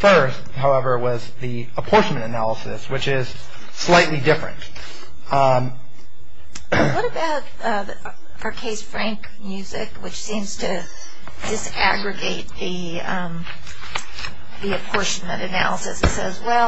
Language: English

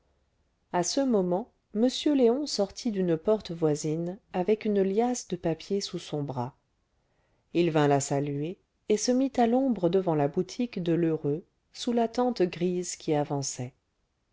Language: French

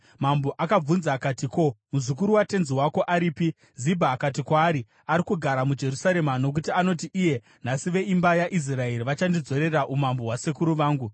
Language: Shona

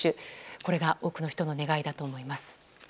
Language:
Japanese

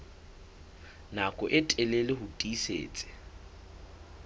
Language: Southern Sotho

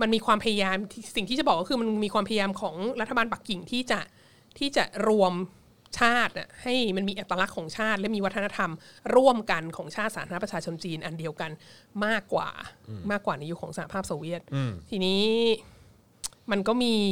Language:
Thai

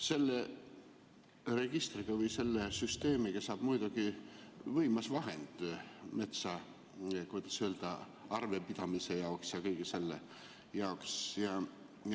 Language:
Estonian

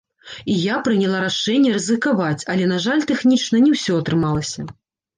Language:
Belarusian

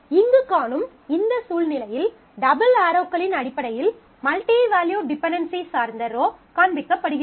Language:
Tamil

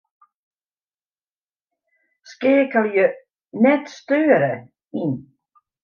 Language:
Western Frisian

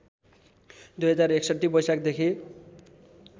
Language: Nepali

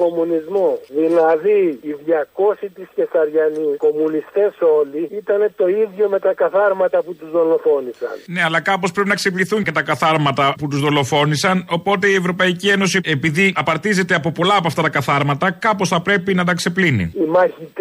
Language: Greek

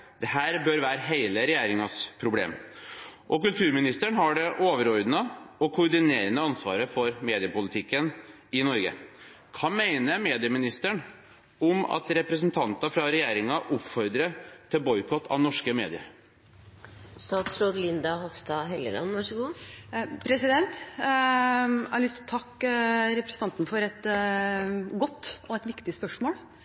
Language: Norwegian Bokmål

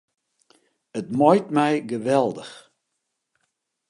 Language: Western Frisian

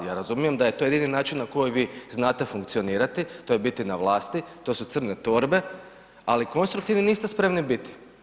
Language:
Croatian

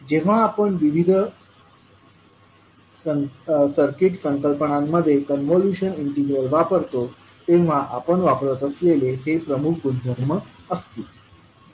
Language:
Marathi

